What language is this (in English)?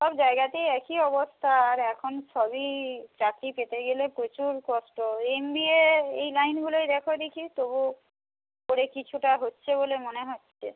Bangla